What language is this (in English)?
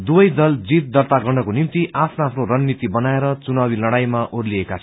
Nepali